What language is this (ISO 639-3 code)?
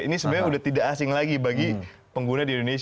ind